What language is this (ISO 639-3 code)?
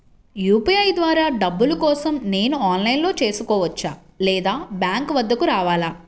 tel